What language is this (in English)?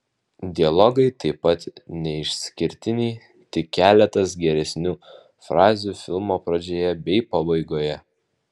Lithuanian